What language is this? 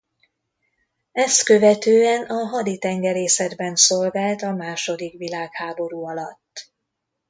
Hungarian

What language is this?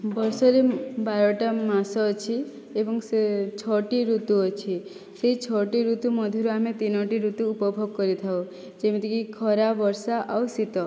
Odia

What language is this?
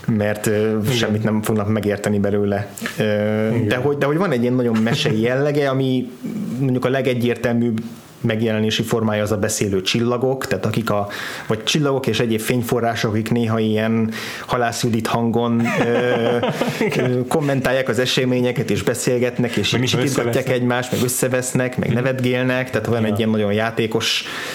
Hungarian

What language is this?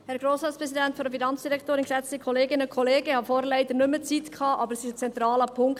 Swiss German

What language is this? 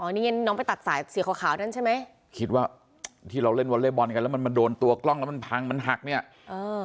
Thai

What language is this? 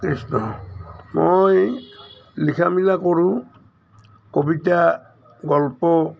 Assamese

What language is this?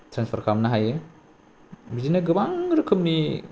Bodo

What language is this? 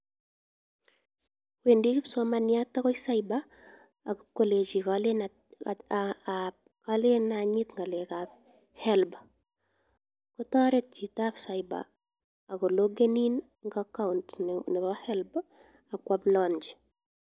Kalenjin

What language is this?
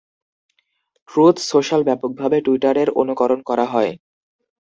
Bangla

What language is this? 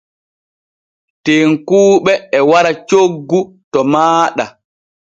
Borgu Fulfulde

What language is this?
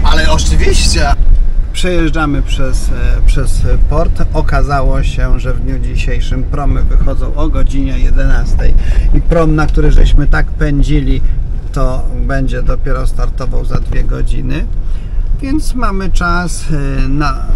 Polish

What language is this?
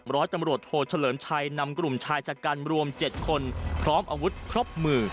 Thai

